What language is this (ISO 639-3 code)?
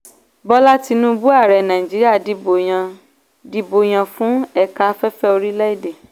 yor